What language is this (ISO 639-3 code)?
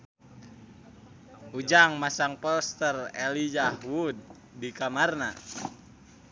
sun